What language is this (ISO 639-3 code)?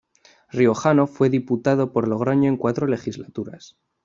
spa